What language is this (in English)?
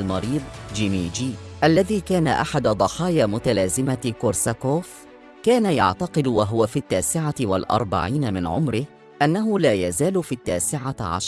Arabic